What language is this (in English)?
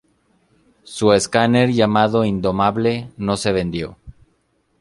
Spanish